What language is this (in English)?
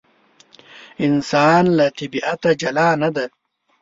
Pashto